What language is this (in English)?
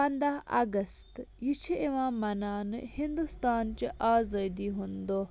Kashmiri